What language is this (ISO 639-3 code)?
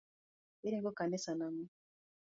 luo